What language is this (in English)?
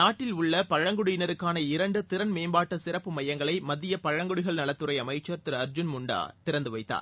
Tamil